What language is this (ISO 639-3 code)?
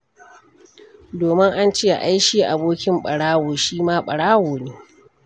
hau